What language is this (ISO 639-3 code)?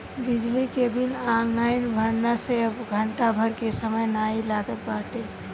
bho